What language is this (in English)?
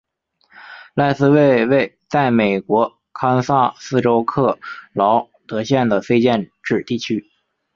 Chinese